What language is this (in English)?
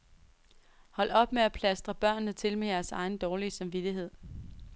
Danish